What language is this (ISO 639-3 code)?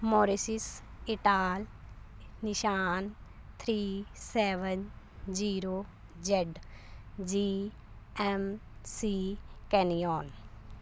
pan